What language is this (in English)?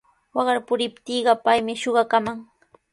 Sihuas Ancash Quechua